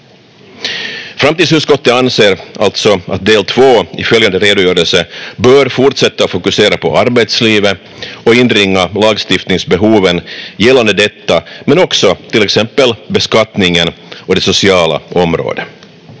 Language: Finnish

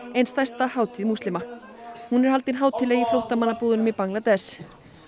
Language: Icelandic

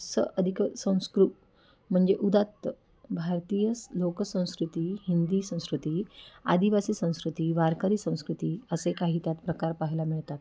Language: Marathi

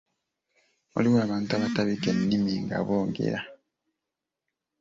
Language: Ganda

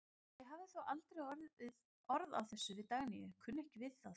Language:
Icelandic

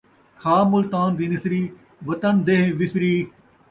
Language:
Saraiki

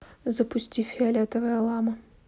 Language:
Russian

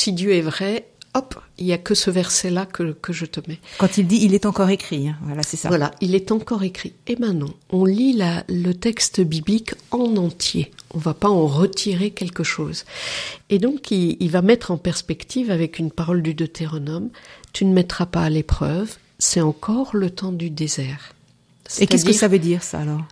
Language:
French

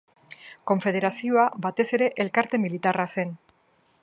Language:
Basque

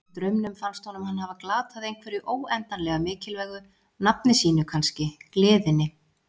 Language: Icelandic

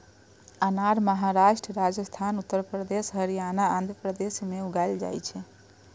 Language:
Maithili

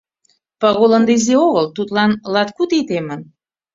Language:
Mari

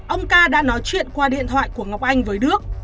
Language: Vietnamese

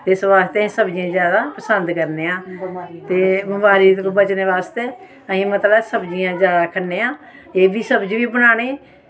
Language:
Dogri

